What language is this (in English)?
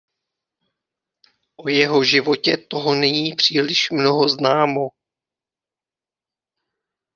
Czech